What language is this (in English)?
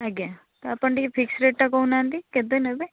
Odia